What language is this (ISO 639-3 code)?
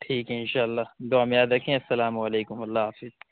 urd